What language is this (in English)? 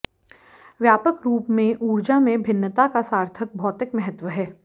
Hindi